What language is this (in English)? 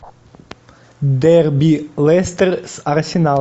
Russian